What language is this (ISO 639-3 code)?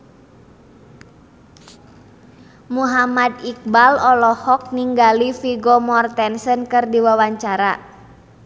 sun